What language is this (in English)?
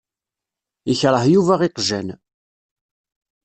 Kabyle